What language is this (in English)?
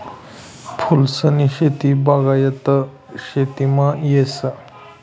Marathi